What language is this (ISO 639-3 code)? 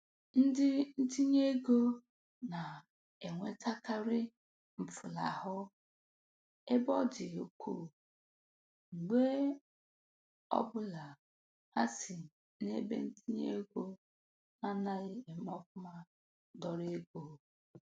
ibo